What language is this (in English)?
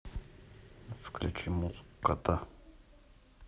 Russian